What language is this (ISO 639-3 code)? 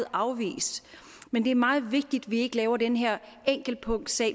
dan